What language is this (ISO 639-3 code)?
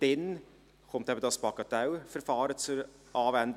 gsw